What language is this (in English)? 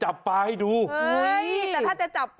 Thai